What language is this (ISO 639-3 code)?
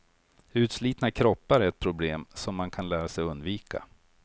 swe